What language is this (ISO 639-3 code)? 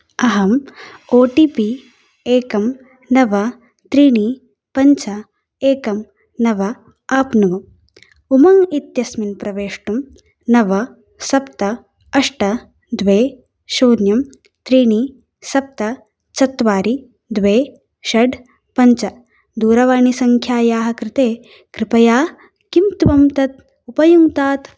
san